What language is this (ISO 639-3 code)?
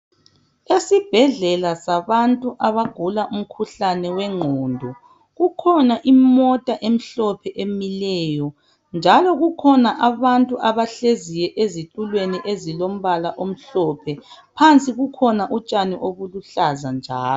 nde